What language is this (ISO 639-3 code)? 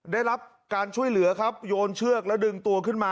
tha